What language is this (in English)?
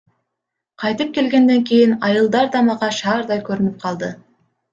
Kyrgyz